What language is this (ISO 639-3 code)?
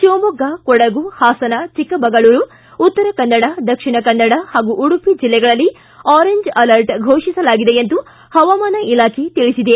kan